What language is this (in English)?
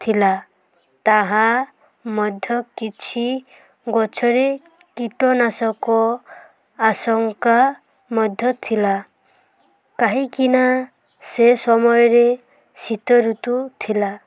Odia